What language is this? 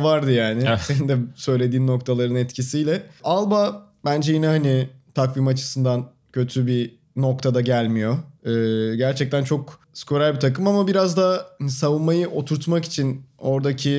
Turkish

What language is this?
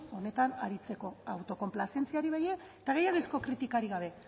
Basque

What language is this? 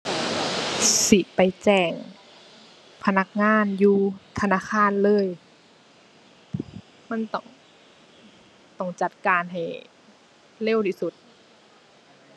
Thai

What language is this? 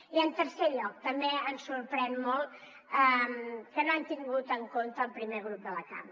Catalan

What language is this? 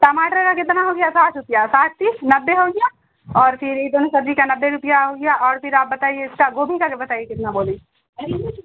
Urdu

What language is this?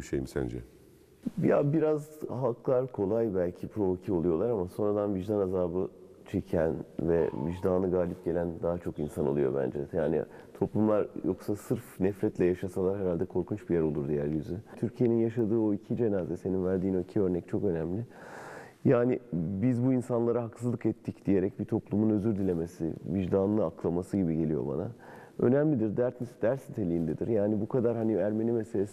Turkish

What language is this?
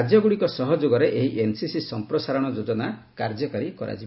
Odia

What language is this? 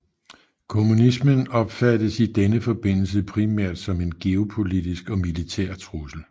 Danish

